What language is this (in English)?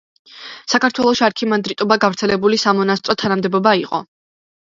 Georgian